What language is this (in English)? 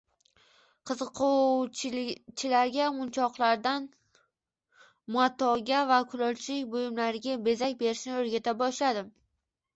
Uzbek